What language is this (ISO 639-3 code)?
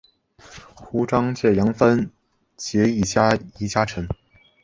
zho